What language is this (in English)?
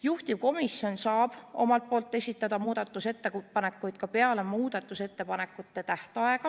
Estonian